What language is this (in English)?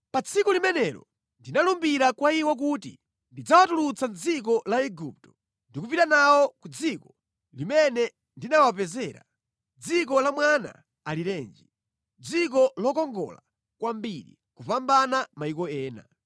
Nyanja